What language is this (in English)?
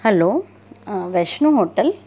Sindhi